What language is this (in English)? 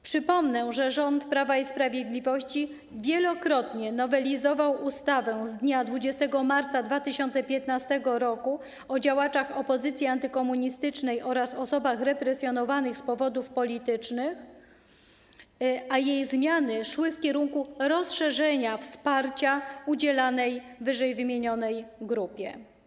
Polish